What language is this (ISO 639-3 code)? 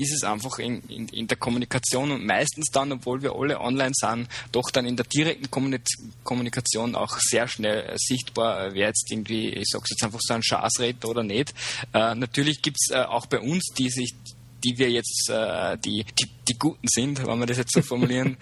deu